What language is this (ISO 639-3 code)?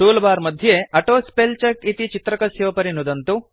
san